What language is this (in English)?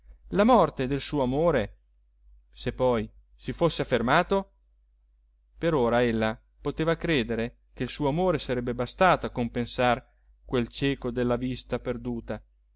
Italian